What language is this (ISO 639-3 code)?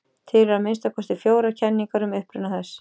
isl